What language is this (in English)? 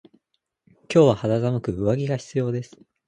Japanese